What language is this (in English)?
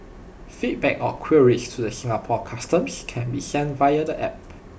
English